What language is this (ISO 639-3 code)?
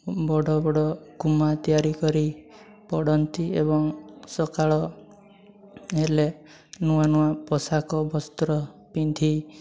ori